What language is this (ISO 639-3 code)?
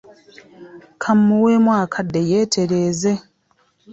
lug